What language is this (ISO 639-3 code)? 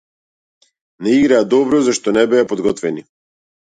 mkd